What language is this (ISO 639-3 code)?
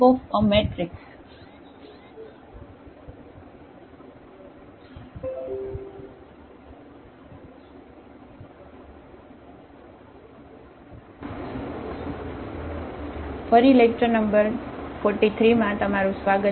guj